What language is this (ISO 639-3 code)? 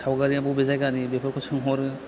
brx